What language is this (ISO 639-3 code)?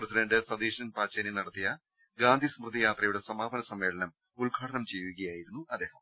mal